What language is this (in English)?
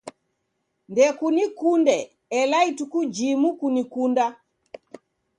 Taita